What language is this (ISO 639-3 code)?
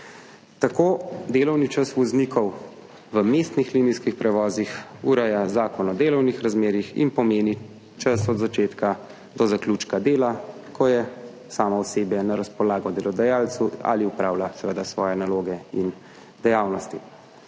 slv